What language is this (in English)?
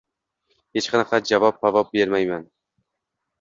Uzbek